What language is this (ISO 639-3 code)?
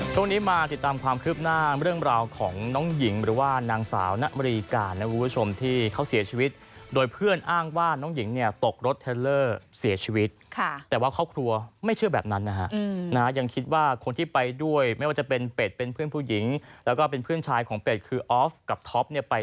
tha